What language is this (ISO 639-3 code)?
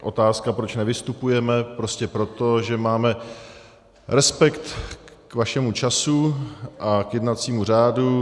ces